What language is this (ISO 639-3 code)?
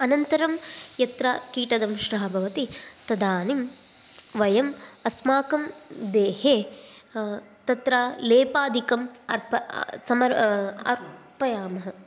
san